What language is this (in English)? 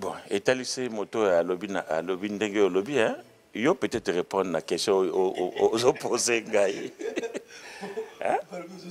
French